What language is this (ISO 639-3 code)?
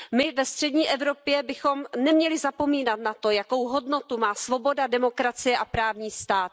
ces